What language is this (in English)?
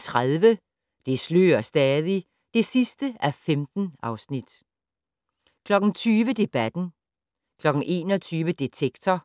Danish